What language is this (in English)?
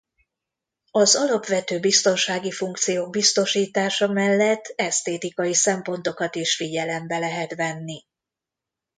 Hungarian